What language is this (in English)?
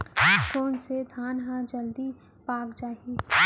Chhattisgarhi